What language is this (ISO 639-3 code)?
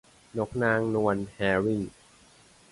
tha